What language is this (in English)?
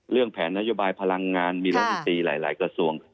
Thai